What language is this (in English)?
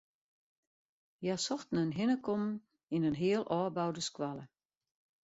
Western Frisian